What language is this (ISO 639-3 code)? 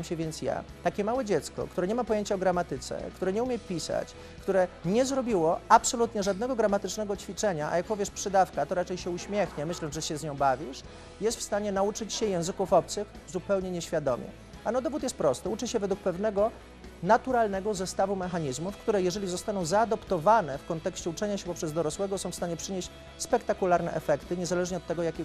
pol